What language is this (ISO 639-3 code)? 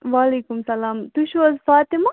kas